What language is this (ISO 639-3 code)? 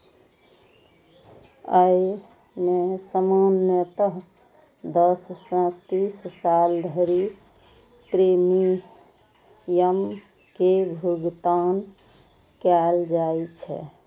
mai